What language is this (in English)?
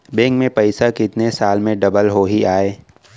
Chhattisgarhi